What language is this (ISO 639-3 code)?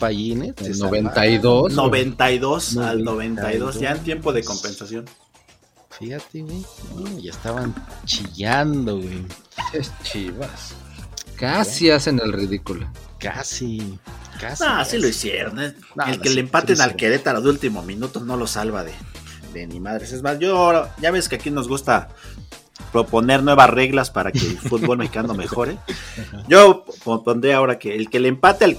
spa